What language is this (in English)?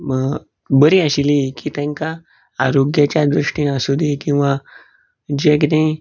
Konkani